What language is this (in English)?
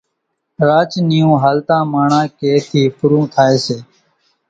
Kachi Koli